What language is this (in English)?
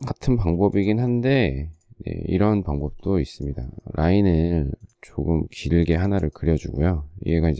Korean